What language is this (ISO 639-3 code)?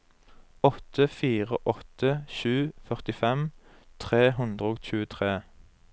nor